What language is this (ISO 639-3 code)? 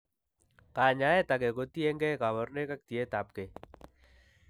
kln